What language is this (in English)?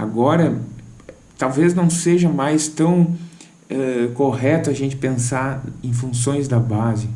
Portuguese